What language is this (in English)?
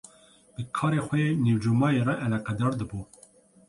Kurdish